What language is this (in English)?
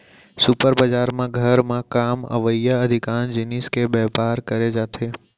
Chhattisgarhi